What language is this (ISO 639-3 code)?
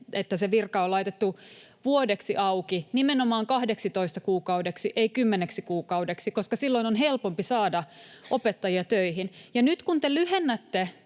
fin